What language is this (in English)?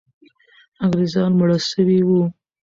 Pashto